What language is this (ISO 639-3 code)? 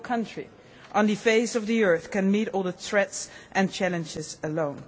eng